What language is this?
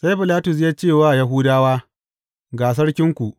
Hausa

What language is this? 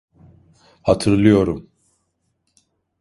Turkish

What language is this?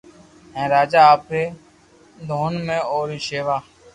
Loarki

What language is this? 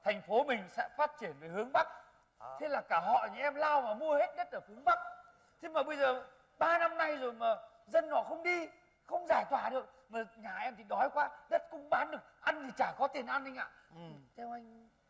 Vietnamese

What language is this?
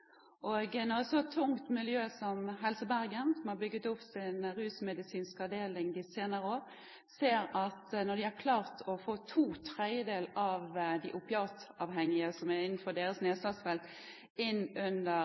Norwegian Bokmål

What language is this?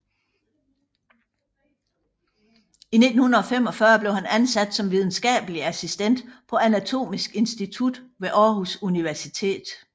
Danish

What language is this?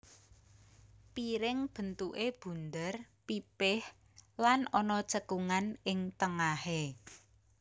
Javanese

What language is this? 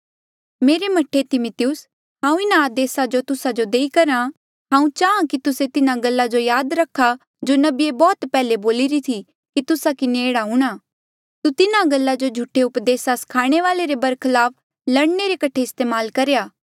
Mandeali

